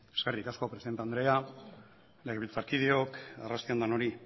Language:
Basque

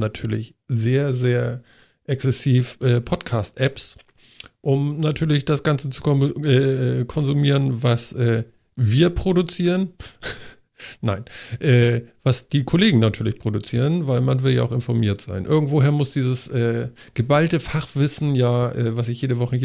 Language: German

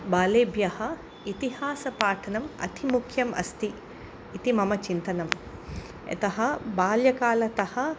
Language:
Sanskrit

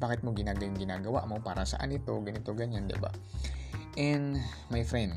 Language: Filipino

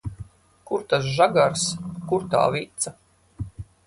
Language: Latvian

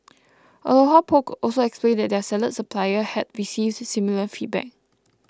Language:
English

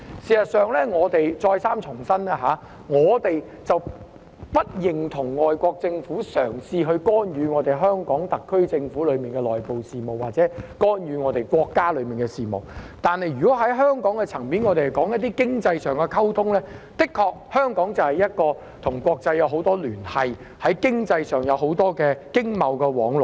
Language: Cantonese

